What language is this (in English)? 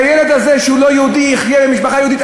Hebrew